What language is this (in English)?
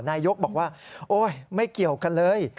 Thai